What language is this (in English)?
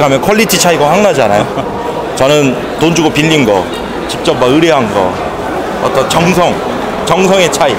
Korean